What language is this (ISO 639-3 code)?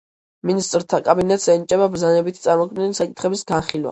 kat